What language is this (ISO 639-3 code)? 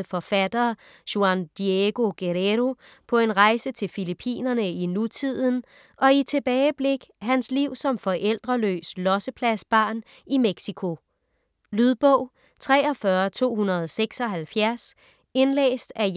dan